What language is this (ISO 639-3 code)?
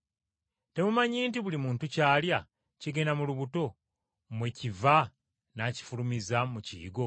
lug